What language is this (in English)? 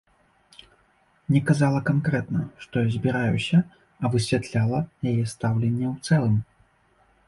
Belarusian